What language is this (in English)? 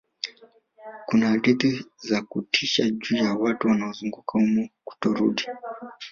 Swahili